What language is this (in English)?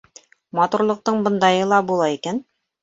Bashkir